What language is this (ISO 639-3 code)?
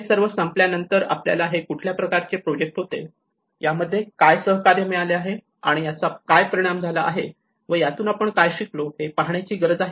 mar